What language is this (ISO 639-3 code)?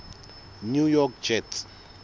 sot